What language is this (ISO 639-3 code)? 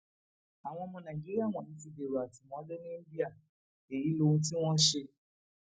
yor